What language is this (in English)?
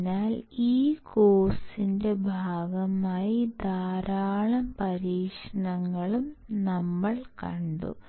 Malayalam